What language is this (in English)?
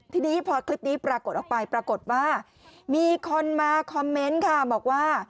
Thai